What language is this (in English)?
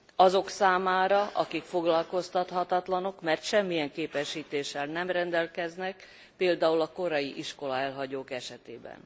Hungarian